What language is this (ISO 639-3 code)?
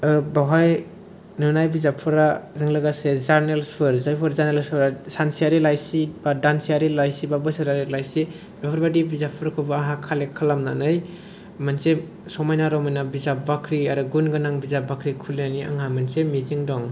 brx